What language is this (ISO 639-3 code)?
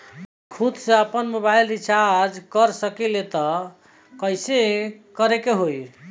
bho